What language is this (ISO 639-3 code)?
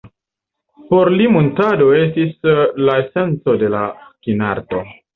epo